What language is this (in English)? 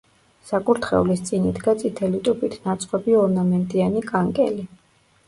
Georgian